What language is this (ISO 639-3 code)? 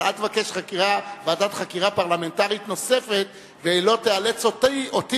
heb